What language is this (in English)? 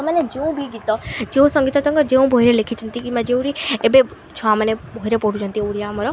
Odia